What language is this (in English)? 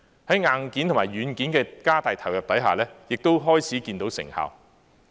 Cantonese